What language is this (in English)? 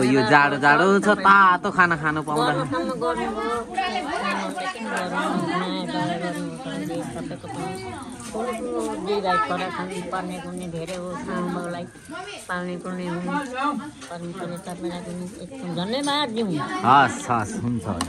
Thai